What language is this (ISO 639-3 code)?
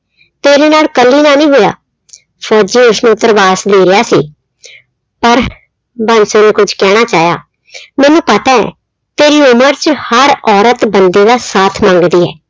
pan